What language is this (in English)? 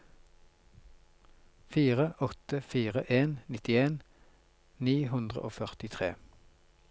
Norwegian